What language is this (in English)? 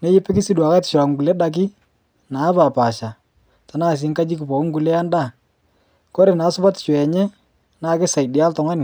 Masai